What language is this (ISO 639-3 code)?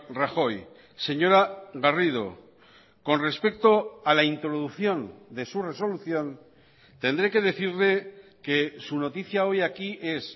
spa